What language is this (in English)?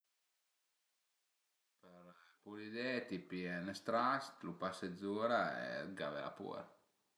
Piedmontese